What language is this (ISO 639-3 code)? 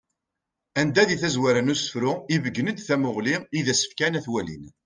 kab